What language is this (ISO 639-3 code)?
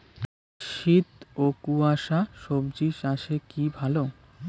ben